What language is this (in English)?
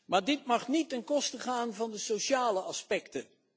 Dutch